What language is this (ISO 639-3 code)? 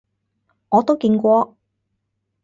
yue